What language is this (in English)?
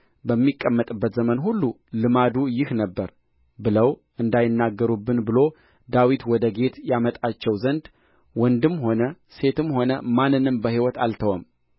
Amharic